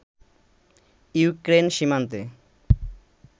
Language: Bangla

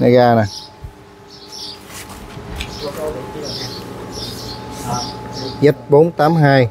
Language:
Vietnamese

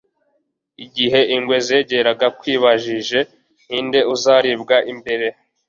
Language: Kinyarwanda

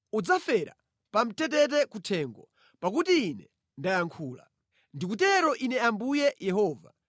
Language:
Nyanja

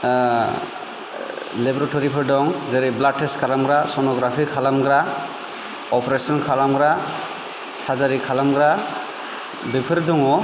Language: Bodo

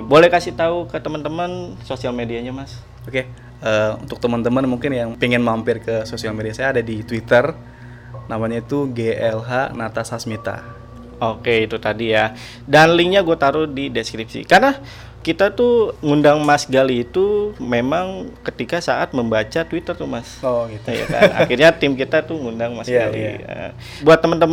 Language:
Indonesian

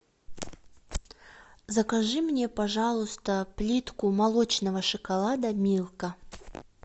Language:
Russian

